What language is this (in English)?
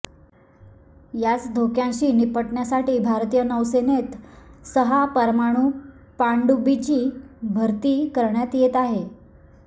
Marathi